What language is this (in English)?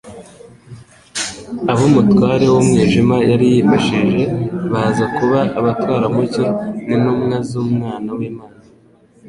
Kinyarwanda